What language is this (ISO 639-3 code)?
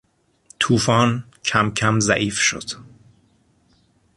fas